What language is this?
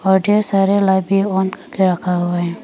Hindi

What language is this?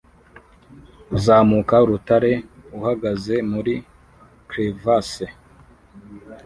Kinyarwanda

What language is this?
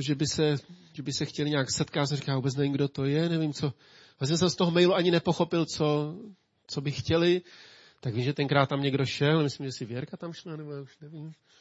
Czech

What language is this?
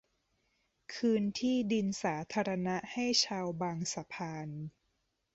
Thai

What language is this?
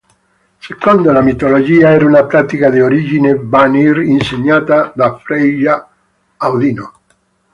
Italian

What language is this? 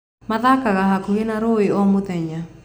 Kikuyu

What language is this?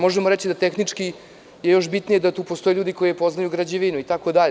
Serbian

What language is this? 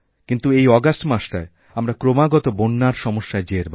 Bangla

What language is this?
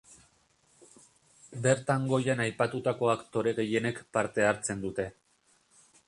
Basque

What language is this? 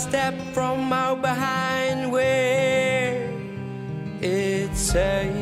Dutch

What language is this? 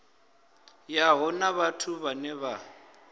Venda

